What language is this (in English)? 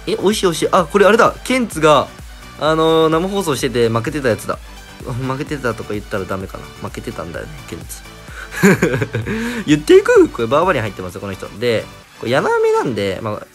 Japanese